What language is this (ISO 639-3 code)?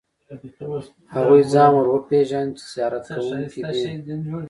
pus